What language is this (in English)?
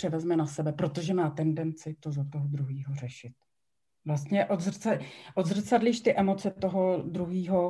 Czech